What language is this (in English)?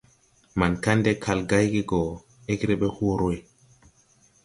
Tupuri